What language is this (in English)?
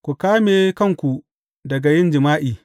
Hausa